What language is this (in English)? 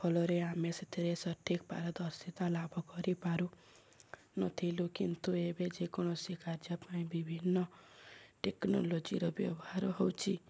Odia